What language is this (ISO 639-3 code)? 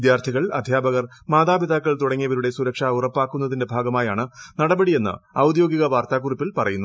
mal